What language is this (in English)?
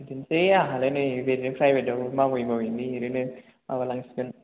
Bodo